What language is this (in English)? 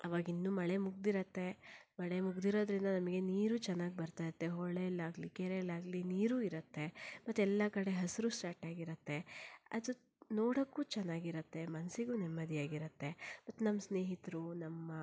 Kannada